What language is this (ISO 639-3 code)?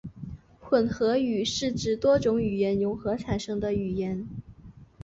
zho